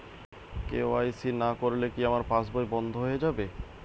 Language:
Bangla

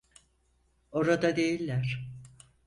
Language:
Turkish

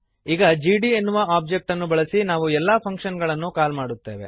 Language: Kannada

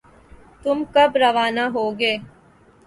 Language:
Urdu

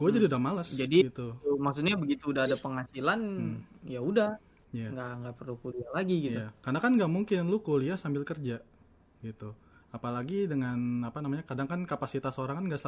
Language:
Indonesian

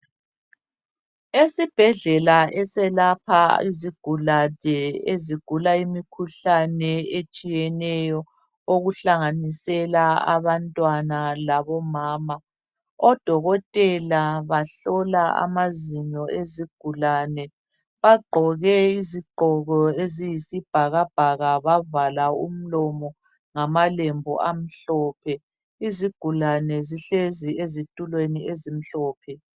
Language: North Ndebele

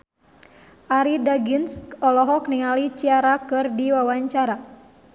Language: Sundanese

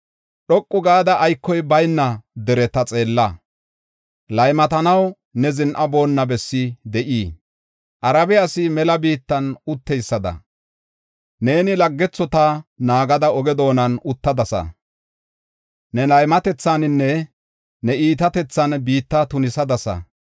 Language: Gofa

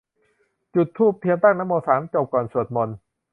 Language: Thai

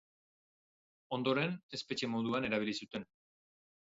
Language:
Basque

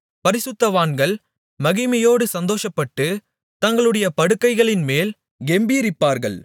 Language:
Tamil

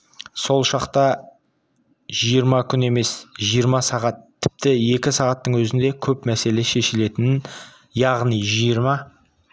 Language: Kazakh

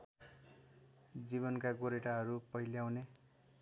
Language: Nepali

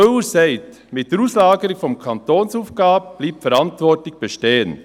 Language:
Swiss German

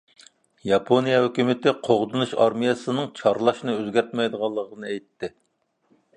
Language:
Uyghur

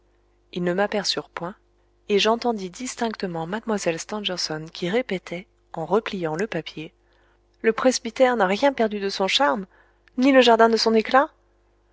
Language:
French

